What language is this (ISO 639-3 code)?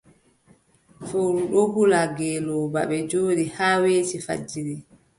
fub